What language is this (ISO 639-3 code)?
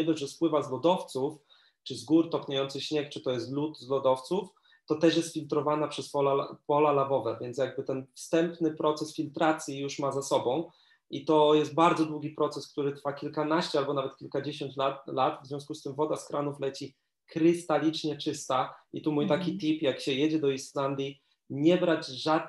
pol